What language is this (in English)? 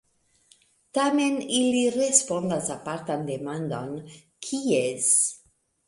Esperanto